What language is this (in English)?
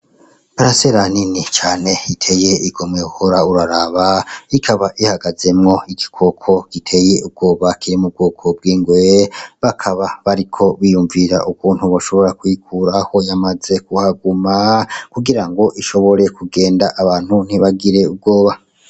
Rundi